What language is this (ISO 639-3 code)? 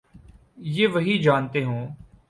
urd